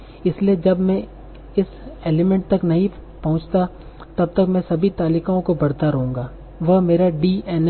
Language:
Hindi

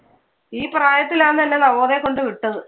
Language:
Malayalam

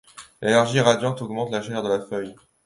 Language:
French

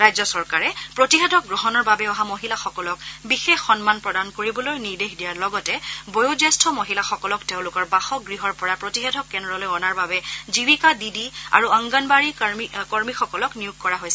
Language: Assamese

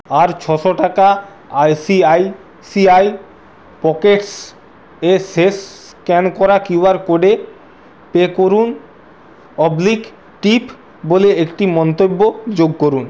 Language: Bangla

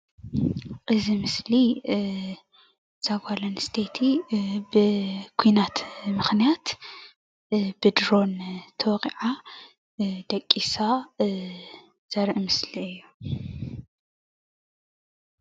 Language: Tigrinya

